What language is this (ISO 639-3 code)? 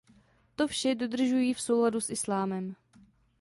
ces